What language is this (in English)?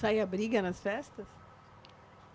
Portuguese